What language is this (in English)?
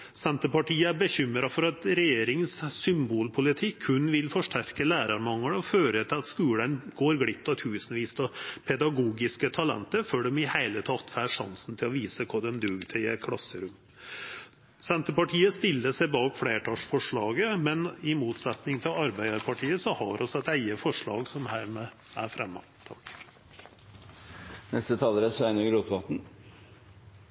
Norwegian Nynorsk